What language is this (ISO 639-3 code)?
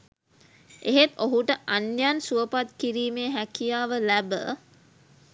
sin